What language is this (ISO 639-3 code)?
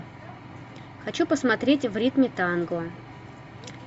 rus